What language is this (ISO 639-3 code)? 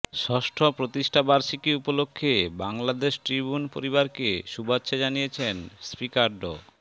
ben